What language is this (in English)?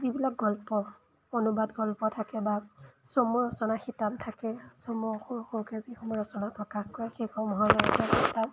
Assamese